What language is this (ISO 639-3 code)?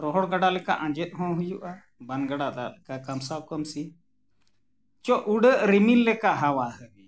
sat